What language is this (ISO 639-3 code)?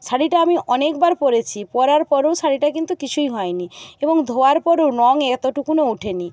ben